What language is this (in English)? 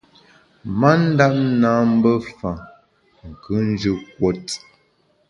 Bamun